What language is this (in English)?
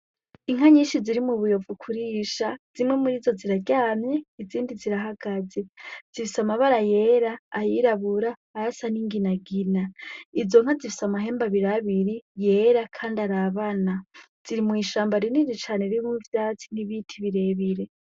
Rundi